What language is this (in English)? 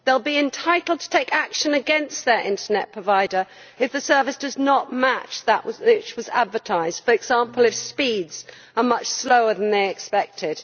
English